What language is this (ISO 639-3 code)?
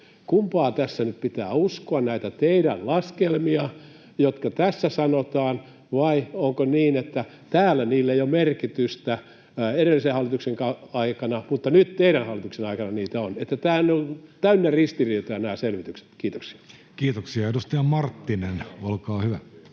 fin